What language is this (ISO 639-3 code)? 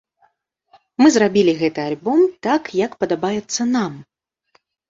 bel